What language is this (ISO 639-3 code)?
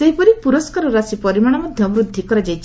ori